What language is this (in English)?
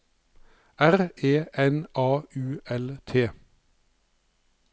Norwegian